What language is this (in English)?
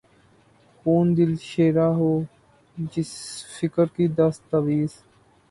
Urdu